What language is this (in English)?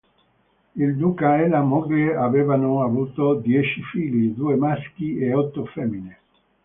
Italian